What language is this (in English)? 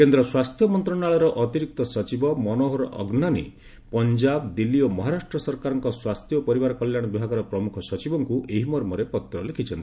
Odia